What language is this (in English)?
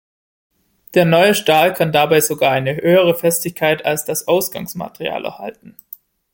German